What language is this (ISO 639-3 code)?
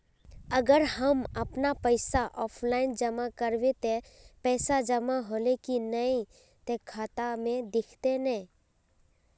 mag